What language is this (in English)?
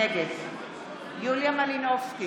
Hebrew